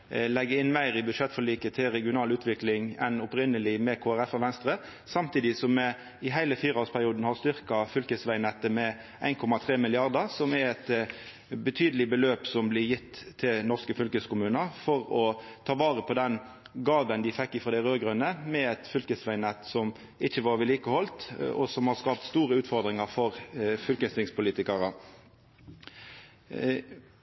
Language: Norwegian Nynorsk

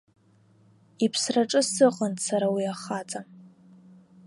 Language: Abkhazian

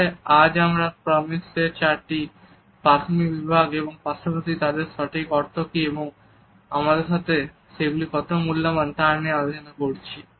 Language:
Bangla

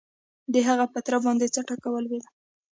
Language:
Pashto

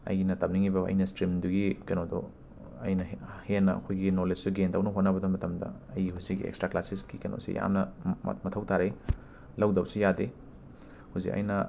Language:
Manipuri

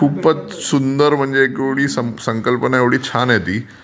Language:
Marathi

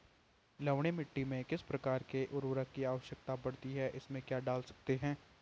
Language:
Hindi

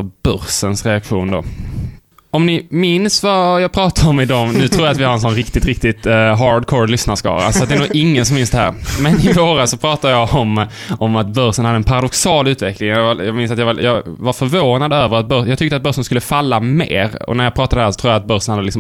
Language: Swedish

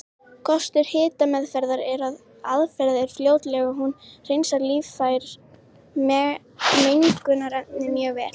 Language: Icelandic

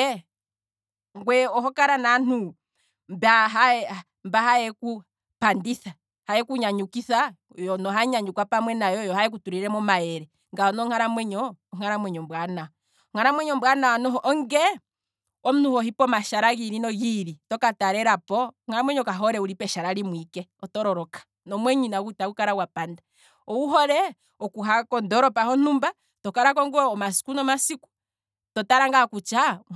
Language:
Kwambi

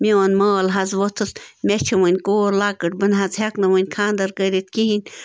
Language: Kashmiri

